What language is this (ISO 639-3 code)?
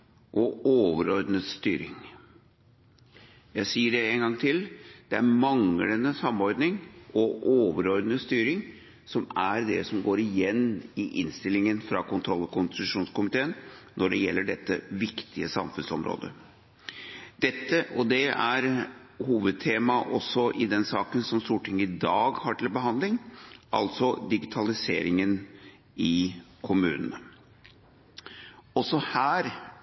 nob